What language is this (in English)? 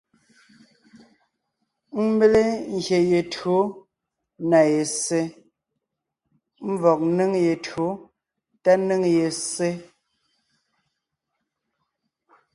Ngiemboon